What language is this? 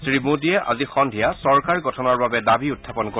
Assamese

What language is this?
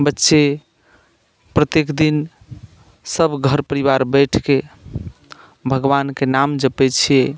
Maithili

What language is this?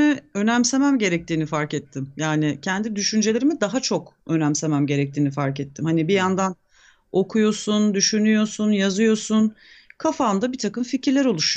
Turkish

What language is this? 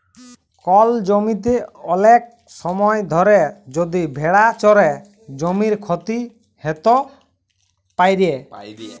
Bangla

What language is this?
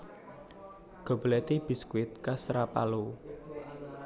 Javanese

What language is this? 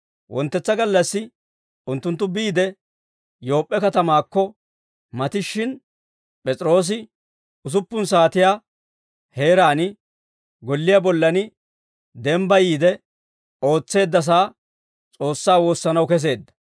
Dawro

